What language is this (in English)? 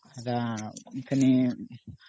Odia